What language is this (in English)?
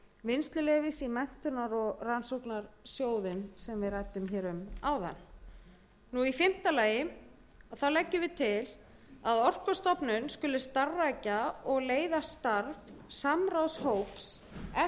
Icelandic